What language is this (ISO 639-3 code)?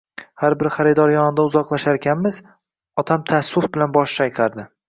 uzb